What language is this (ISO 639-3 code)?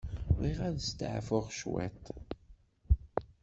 kab